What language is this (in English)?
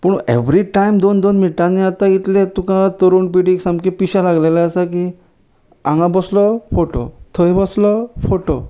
Konkani